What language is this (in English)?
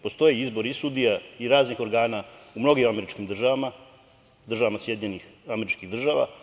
Serbian